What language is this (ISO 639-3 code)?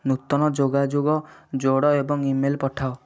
ori